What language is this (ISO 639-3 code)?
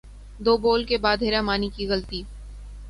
urd